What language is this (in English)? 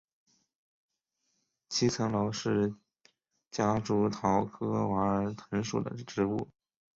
Chinese